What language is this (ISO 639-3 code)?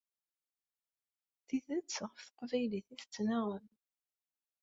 kab